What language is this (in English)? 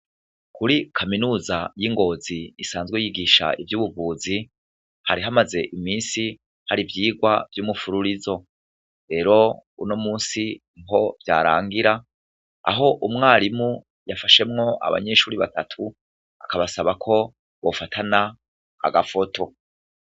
Rundi